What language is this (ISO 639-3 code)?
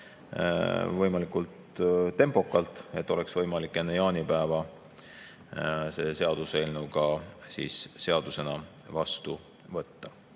est